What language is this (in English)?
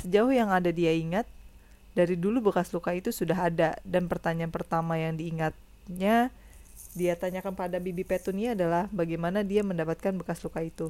Indonesian